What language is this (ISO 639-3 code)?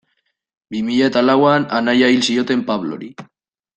eus